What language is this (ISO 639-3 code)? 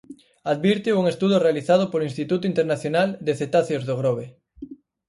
glg